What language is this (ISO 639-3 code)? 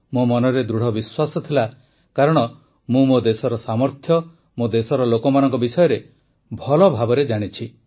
ori